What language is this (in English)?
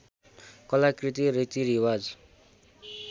Nepali